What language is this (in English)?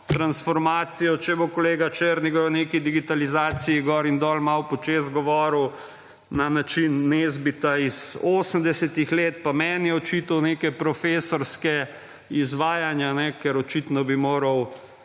Slovenian